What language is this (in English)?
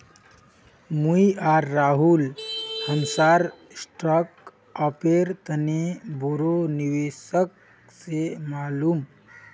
Magahi